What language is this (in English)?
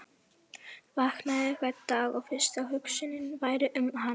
Icelandic